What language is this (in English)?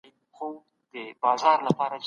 Pashto